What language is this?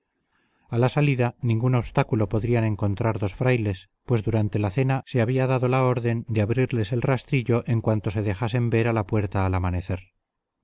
Spanish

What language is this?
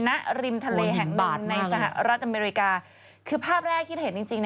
Thai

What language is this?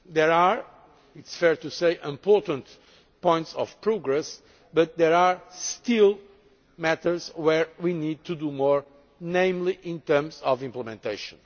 English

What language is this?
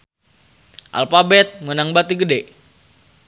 Sundanese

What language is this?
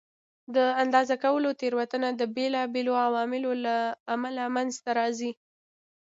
Pashto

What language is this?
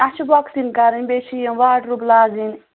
Kashmiri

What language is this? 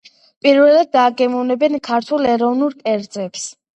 Georgian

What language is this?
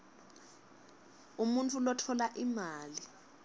Swati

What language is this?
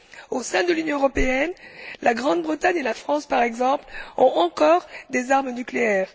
French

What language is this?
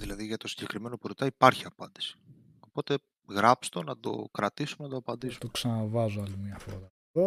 Greek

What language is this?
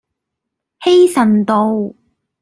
Cantonese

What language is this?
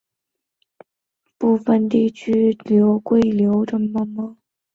Chinese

